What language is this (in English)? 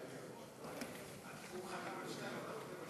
Hebrew